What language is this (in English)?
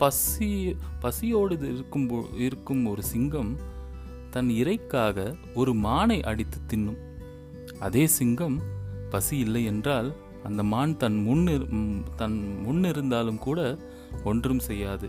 Tamil